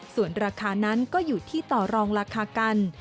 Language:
Thai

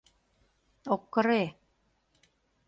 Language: Mari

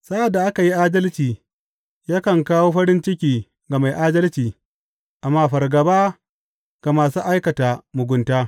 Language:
Hausa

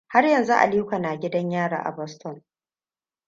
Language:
Hausa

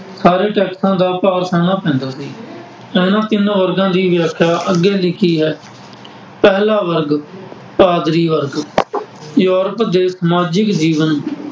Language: Punjabi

